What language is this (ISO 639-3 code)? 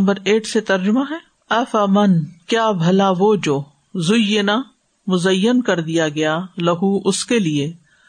urd